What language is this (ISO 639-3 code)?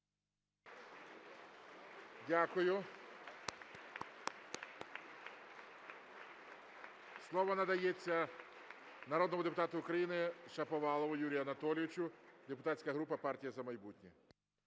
ukr